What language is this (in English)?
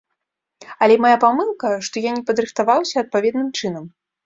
Belarusian